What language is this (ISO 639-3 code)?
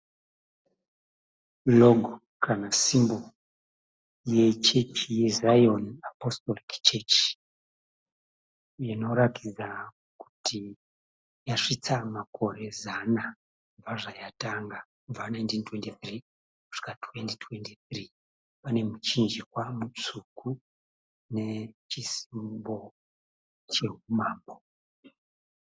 sna